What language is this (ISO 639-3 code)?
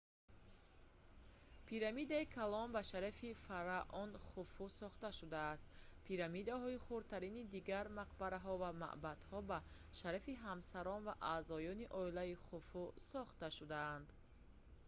tgk